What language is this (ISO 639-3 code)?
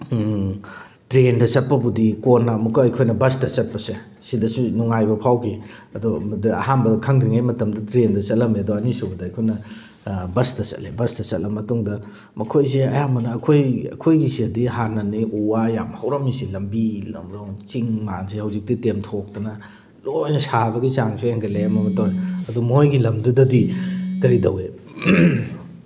mni